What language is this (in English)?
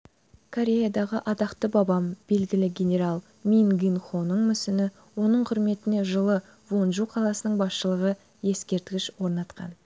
Kazakh